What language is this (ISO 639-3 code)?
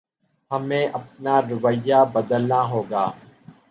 urd